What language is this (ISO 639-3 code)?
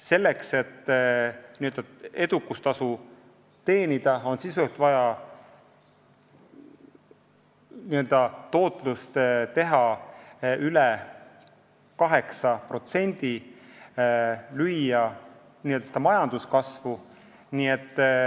est